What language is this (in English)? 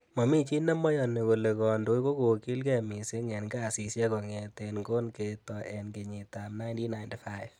Kalenjin